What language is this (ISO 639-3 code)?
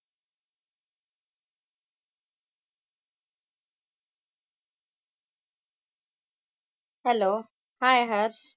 mar